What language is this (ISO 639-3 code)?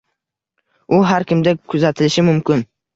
uzb